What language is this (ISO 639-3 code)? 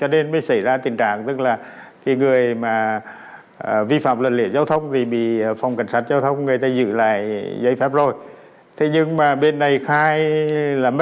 vie